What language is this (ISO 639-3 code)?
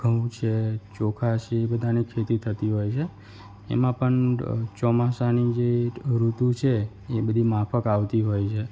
guj